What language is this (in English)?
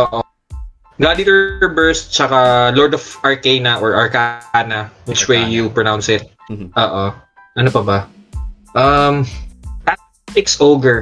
Filipino